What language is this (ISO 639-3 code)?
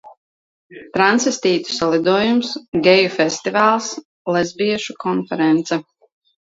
lav